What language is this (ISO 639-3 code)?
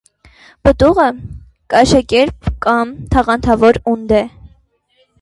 hye